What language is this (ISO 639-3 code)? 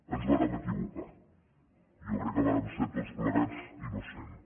cat